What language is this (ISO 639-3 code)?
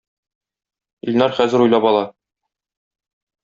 tat